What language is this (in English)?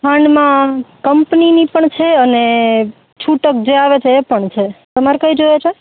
Gujarati